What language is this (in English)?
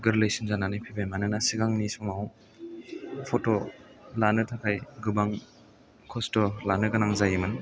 Bodo